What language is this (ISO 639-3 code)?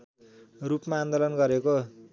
nep